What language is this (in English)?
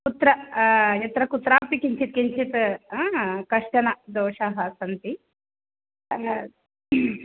Sanskrit